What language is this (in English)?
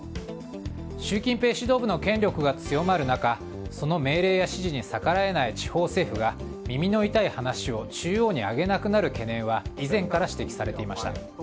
Japanese